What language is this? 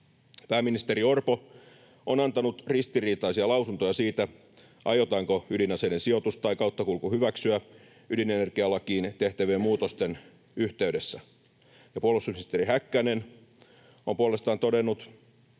Finnish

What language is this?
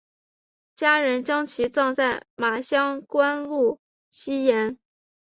Chinese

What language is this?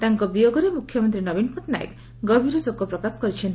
Odia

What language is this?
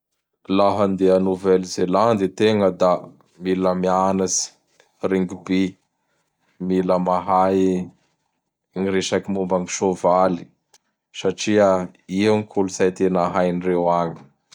Bara Malagasy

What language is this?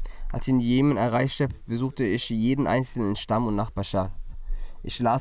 German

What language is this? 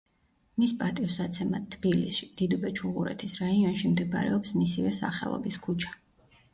Georgian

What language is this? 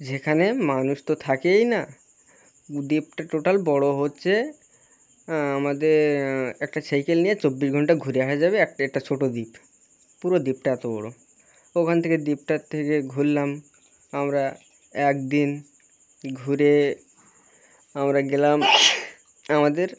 Bangla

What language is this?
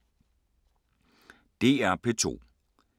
Danish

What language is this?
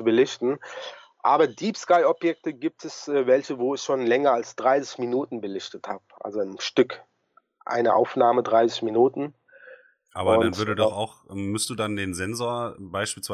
German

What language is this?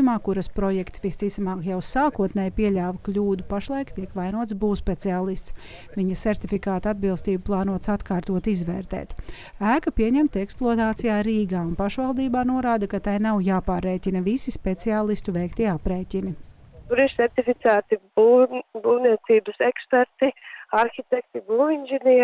Latvian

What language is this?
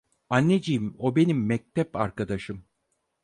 Turkish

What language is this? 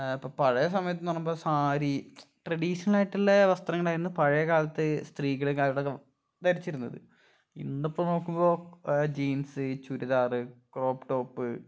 Malayalam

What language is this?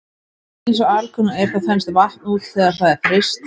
Icelandic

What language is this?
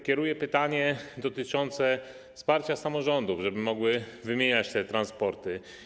Polish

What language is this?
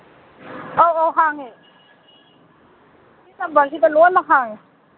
Manipuri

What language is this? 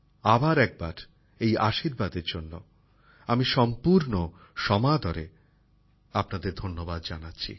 Bangla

